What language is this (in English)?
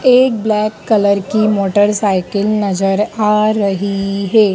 Hindi